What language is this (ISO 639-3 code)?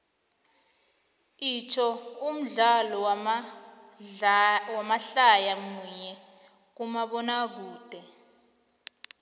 nbl